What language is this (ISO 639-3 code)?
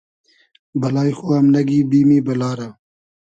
haz